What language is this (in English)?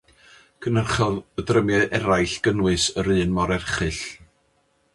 Welsh